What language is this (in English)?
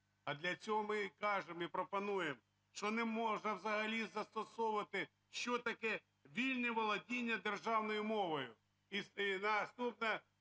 Ukrainian